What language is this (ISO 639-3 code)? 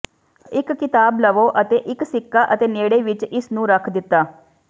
pan